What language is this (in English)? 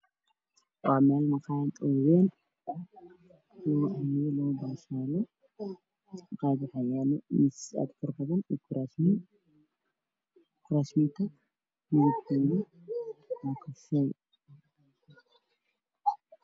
Somali